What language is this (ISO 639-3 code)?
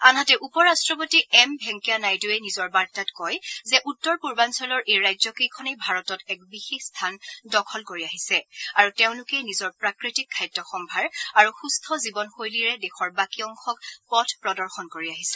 asm